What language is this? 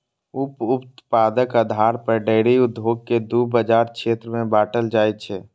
Maithili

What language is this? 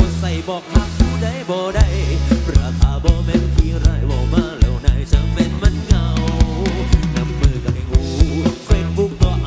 Thai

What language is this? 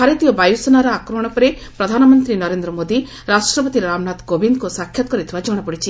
Odia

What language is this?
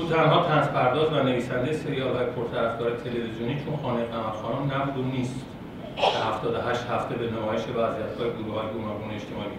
Persian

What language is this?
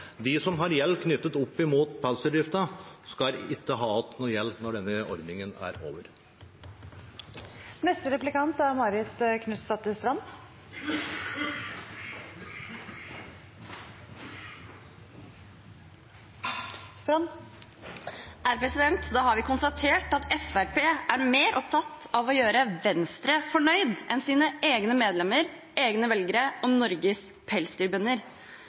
Norwegian Bokmål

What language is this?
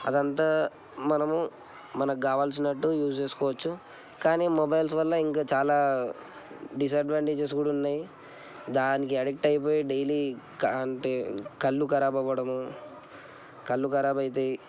Telugu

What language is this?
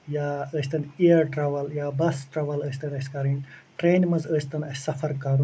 Kashmiri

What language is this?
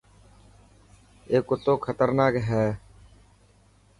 Dhatki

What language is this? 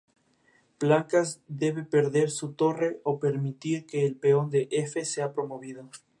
Spanish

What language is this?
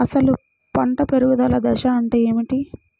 Telugu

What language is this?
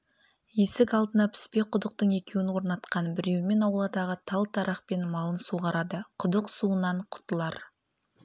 Kazakh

